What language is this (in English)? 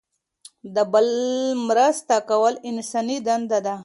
Pashto